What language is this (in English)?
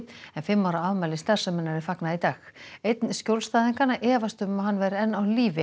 Icelandic